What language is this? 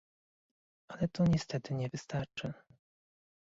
Polish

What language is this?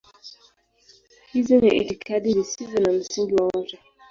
Swahili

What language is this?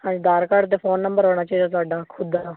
Punjabi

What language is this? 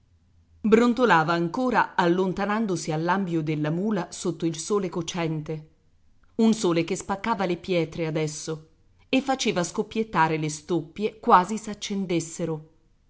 Italian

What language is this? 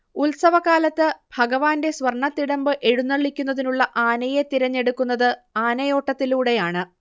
Malayalam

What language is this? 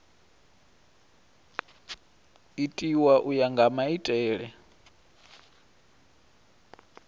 Venda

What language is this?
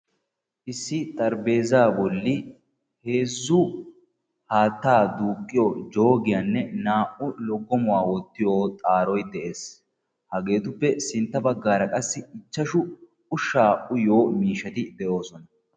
Wolaytta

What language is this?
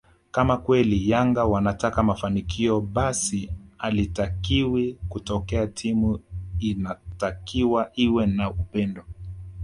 Swahili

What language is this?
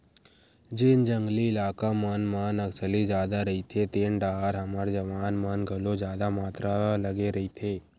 Chhattisgarhi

